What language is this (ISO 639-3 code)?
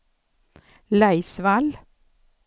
swe